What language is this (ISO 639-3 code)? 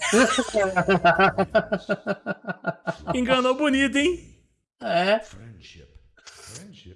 por